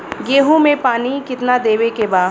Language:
Bhojpuri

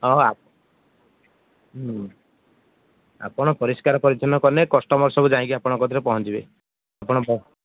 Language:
Odia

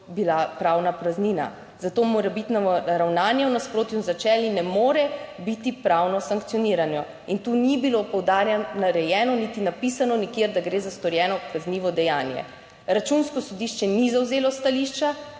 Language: Slovenian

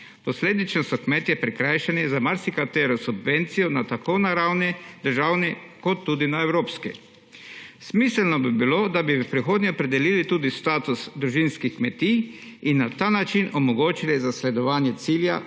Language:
Slovenian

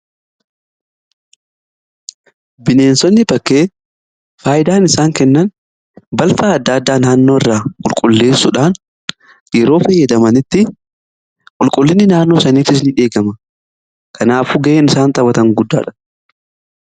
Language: Oromo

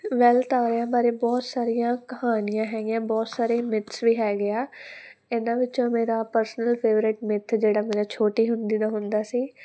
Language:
Punjabi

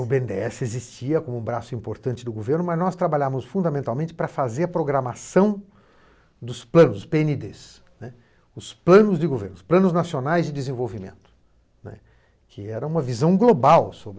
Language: Portuguese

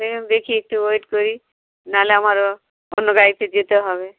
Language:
Bangla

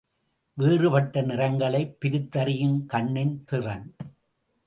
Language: Tamil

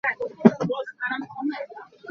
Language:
Hakha Chin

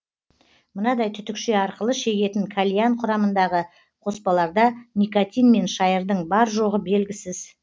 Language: Kazakh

